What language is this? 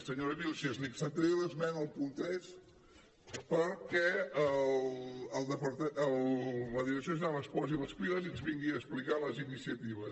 Catalan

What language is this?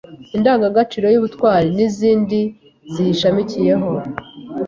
Kinyarwanda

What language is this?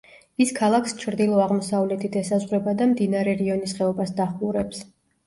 Georgian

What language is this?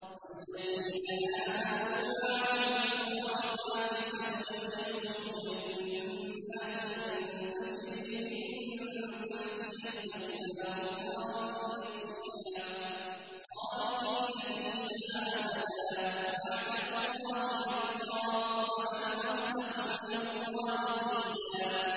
Arabic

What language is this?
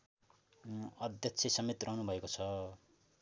Nepali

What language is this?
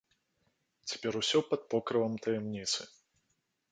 Belarusian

